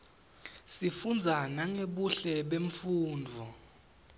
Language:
Swati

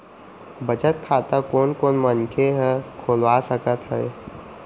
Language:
Chhattisgarhi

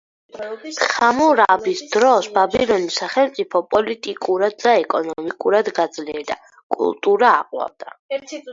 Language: Georgian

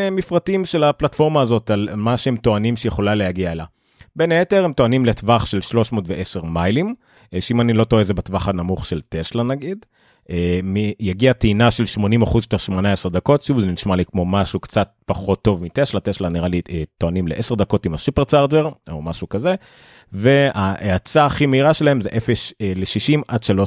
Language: Hebrew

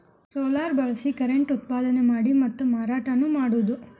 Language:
Kannada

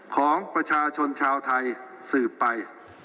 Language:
Thai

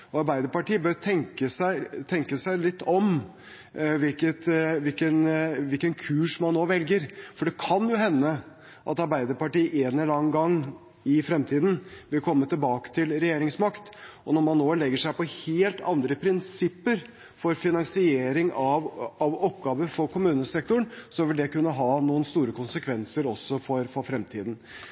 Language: Norwegian Bokmål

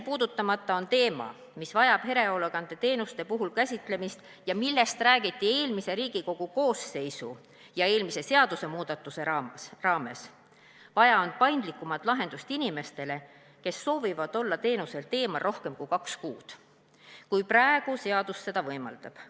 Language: Estonian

